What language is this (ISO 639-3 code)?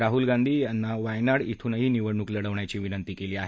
mar